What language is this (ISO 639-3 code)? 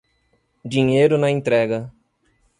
por